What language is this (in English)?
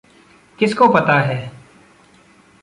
Hindi